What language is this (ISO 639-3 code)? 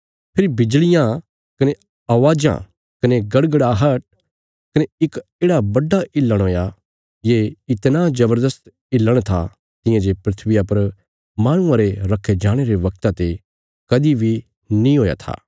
kfs